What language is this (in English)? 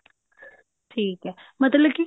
Punjabi